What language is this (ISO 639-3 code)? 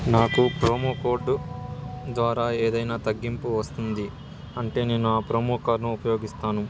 tel